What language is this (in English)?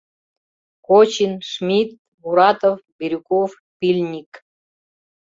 Mari